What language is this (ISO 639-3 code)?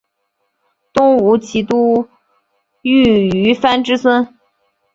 zho